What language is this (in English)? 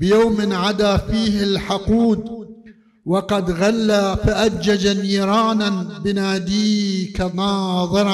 Arabic